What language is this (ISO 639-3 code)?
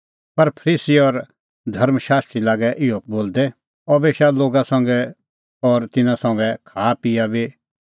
kfx